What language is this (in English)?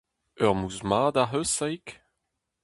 Breton